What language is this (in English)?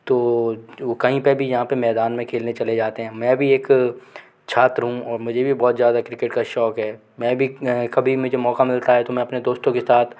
Hindi